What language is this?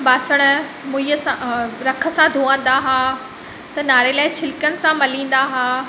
Sindhi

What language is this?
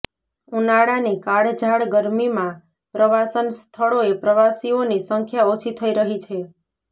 Gujarati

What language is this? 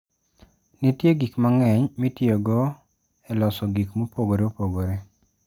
Luo (Kenya and Tanzania)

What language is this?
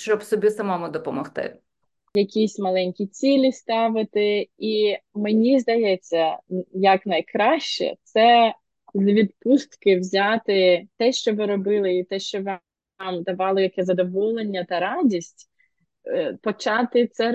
Ukrainian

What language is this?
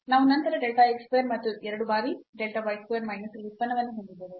Kannada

